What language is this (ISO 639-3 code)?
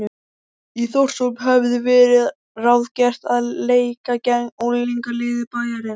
isl